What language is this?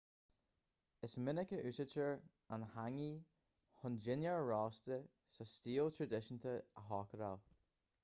Irish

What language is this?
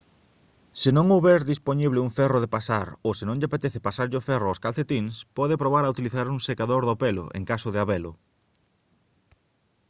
Galician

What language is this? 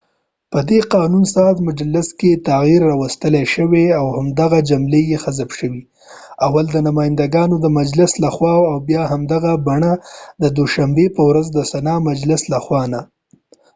Pashto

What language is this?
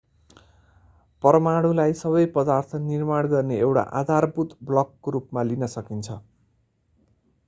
Nepali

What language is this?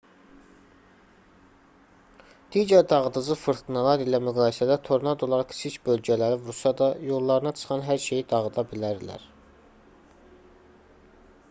Azerbaijani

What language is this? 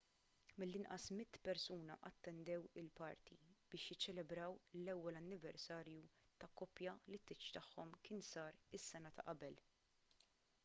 Maltese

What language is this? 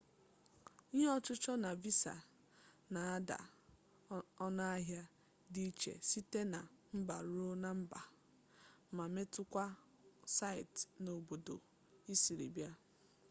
Igbo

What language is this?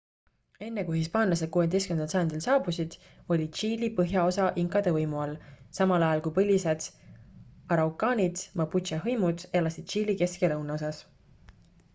Estonian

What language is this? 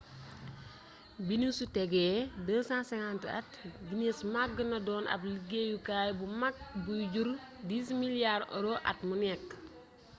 Wolof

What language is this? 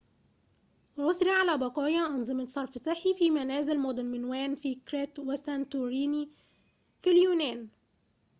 Arabic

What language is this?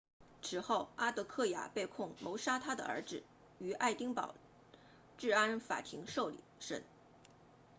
Chinese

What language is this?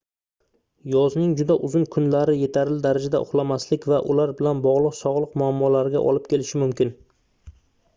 Uzbek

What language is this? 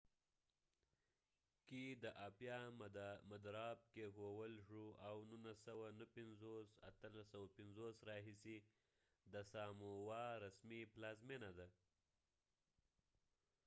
Pashto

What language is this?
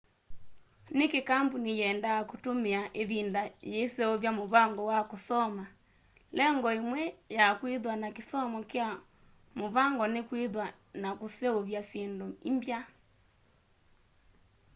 Kamba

